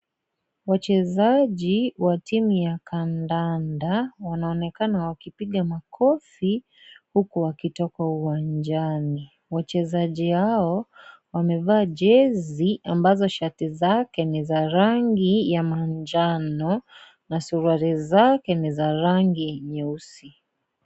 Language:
Swahili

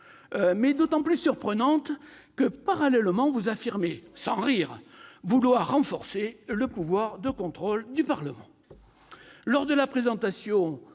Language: French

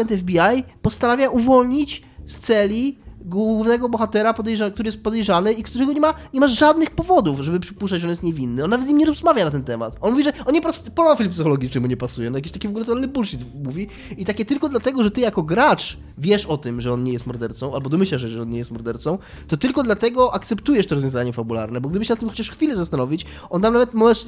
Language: Polish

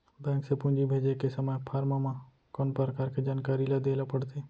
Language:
Chhattisgarhi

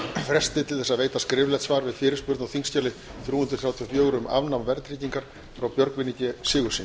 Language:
Icelandic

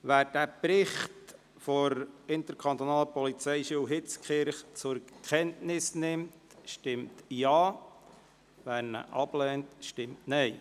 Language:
Swiss German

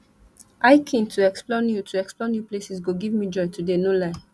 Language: Nigerian Pidgin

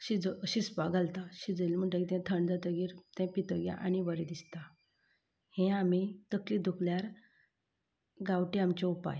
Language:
Konkani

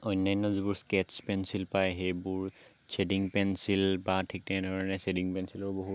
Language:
Assamese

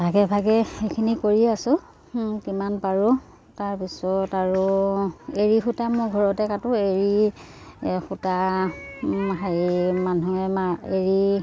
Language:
Assamese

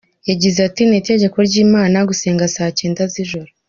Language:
Kinyarwanda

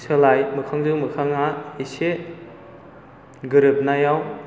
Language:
Bodo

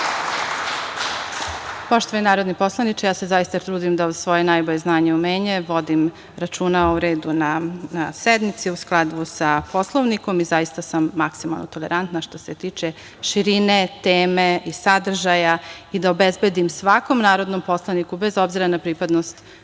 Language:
Serbian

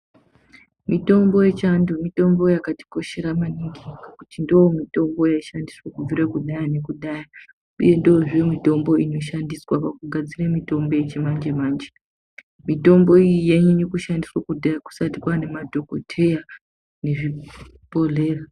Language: Ndau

